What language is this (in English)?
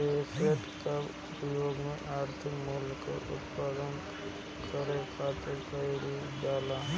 Bhojpuri